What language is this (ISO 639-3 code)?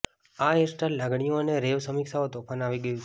guj